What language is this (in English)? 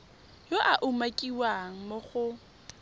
Tswana